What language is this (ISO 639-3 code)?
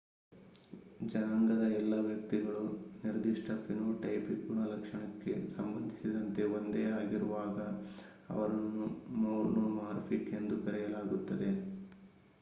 kan